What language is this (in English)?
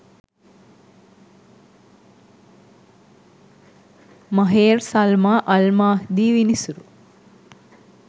Sinhala